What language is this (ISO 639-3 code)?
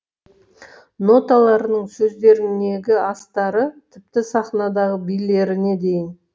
kaz